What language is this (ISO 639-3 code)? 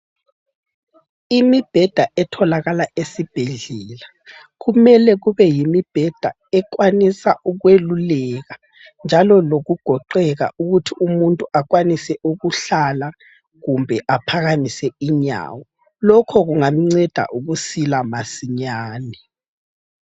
nde